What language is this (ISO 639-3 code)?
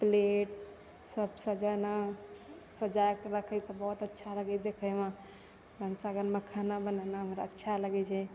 mai